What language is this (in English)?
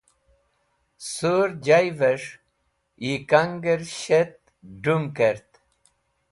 Wakhi